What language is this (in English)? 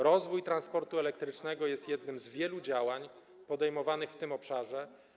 Polish